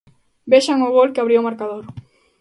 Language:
Galician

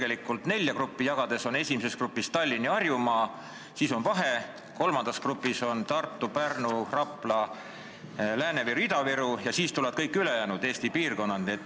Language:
Estonian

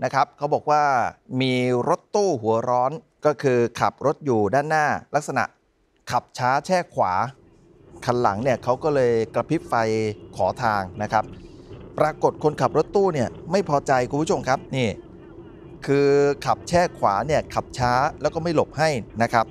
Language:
Thai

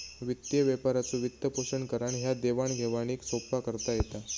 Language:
Marathi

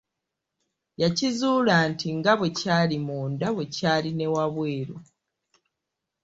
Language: Ganda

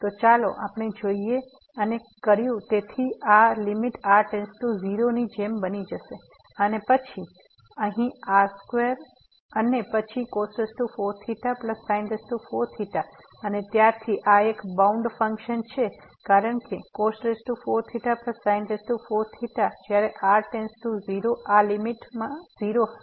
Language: Gujarati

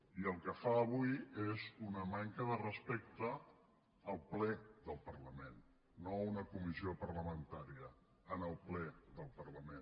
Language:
Catalan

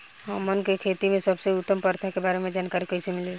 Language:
Bhojpuri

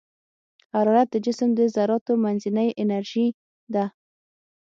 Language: Pashto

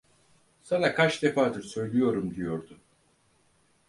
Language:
Turkish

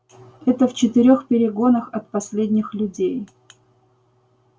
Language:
Russian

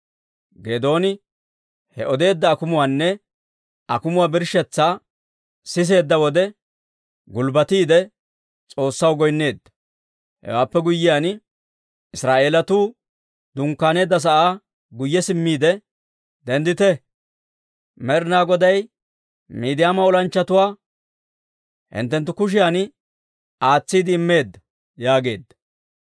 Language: Dawro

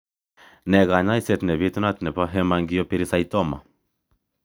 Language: Kalenjin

